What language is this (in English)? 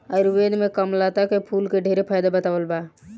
Bhojpuri